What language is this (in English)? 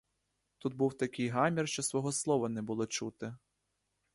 Ukrainian